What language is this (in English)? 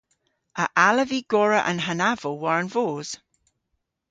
Cornish